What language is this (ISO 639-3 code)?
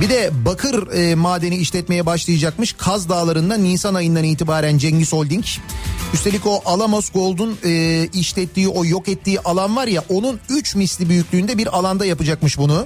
tur